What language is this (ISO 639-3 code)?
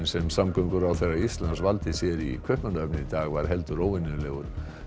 isl